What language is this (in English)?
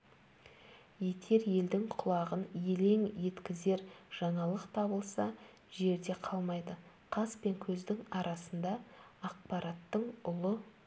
Kazakh